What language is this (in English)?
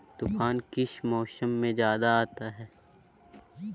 Magahi